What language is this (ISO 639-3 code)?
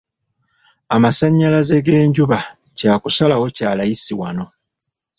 lug